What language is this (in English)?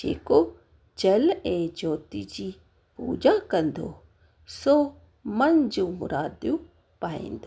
Sindhi